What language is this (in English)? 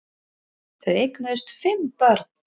Icelandic